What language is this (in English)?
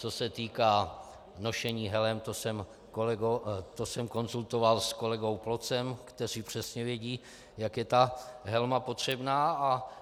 Czech